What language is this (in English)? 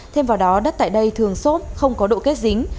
Vietnamese